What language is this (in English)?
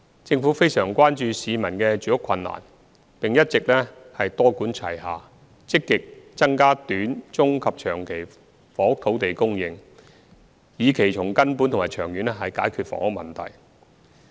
Cantonese